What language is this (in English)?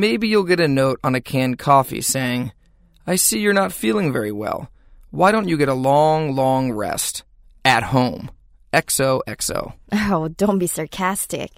Korean